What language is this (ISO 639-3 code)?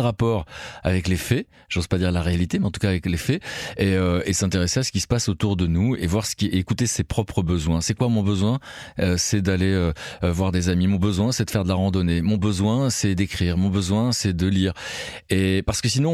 fra